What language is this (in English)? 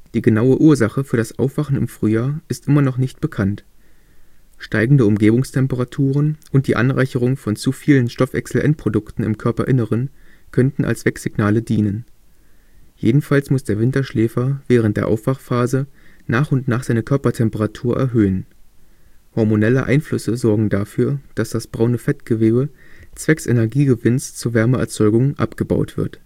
German